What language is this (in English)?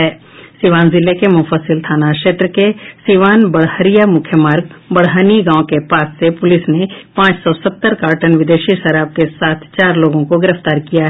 Hindi